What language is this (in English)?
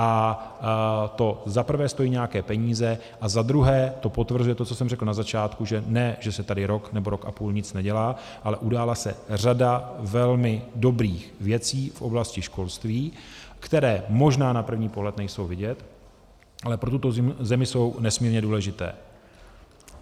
Czech